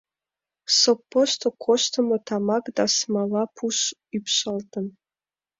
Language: Mari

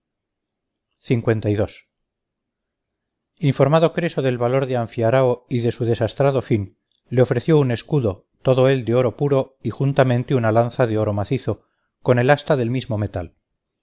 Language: Spanish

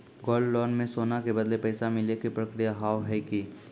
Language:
Maithili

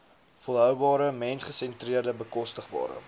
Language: Afrikaans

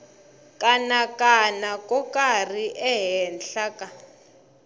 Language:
Tsonga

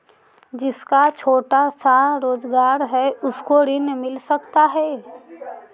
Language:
Magahi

